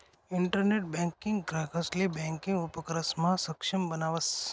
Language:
Marathi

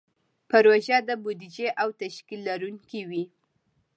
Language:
Pashto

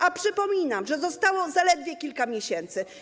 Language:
Polish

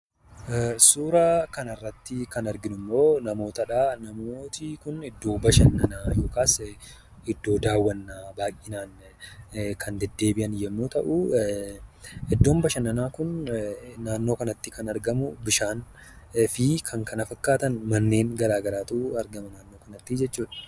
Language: Oromo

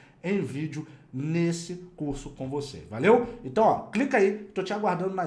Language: Portuguese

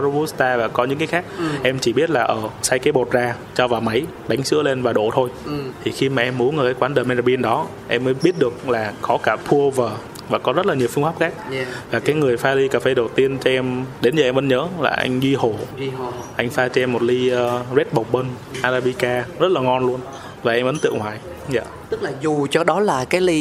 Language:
Vietnamese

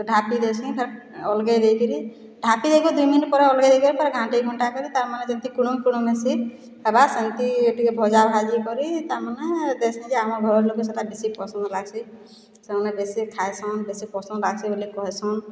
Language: Odia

